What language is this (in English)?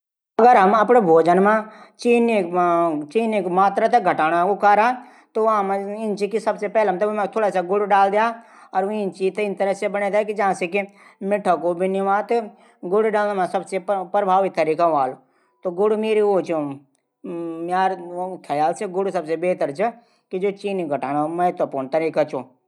Garhwali